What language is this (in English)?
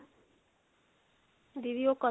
Punjabi